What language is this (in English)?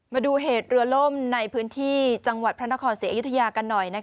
Thai